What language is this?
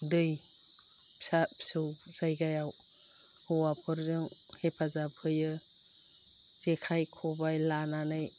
Bodo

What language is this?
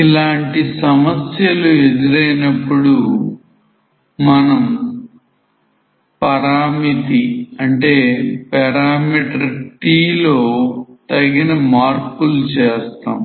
Telugu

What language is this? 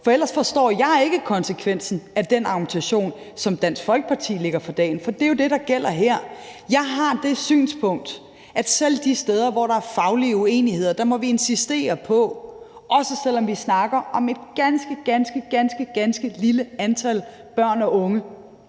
Danish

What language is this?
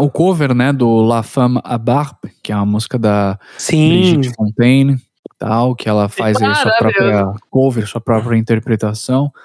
Portuguese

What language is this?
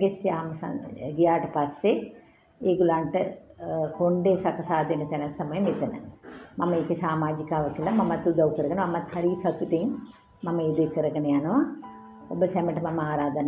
Indonesian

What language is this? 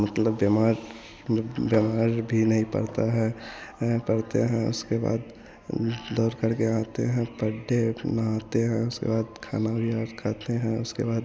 Hindi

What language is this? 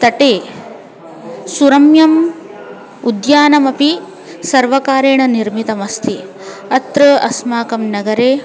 Sanskrit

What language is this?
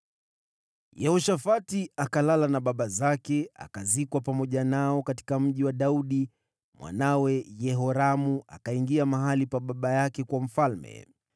Swahili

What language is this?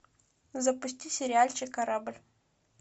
Russian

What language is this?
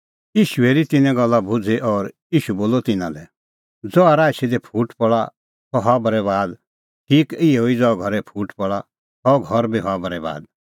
Kullu Pahari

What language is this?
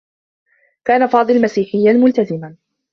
Arabic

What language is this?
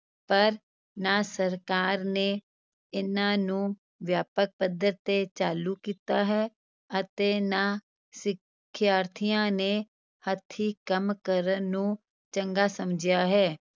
Punjabi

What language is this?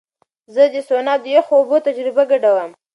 Pashto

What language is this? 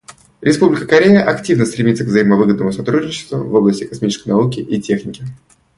Russian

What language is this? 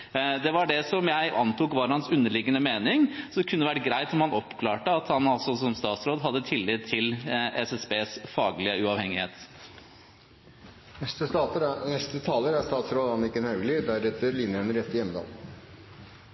Norwegian Bokmål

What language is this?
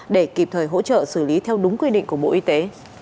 Vietnamese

